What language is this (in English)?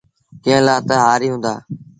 Sindhi Bhil